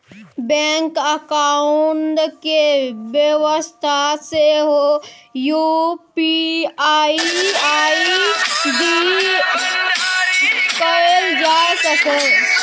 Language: Maithili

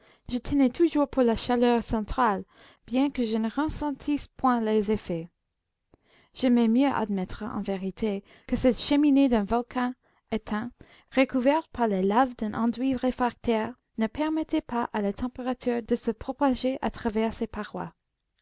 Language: French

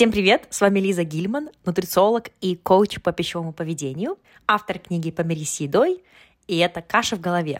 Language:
Russian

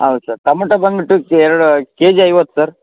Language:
Kannada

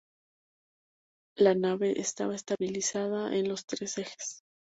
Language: Spanish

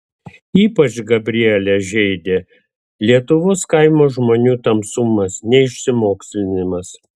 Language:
Lithuanian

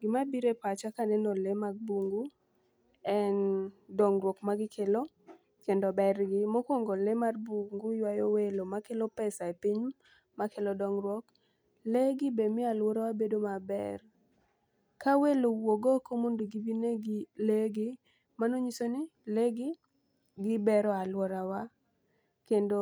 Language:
Luo (Kenya and Tanzania)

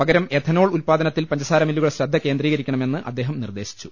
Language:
Malayalam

